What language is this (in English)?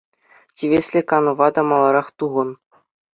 Chuvash